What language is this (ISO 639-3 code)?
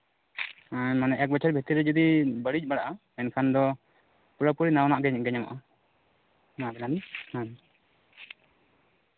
sat